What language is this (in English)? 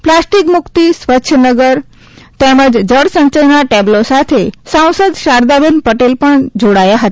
Gujarati